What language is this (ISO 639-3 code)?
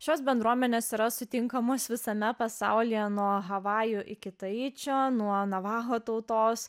lit